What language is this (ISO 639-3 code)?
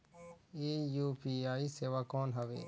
hne